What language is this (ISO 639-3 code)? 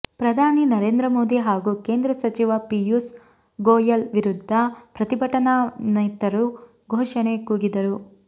kan